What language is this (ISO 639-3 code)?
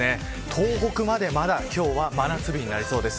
jpn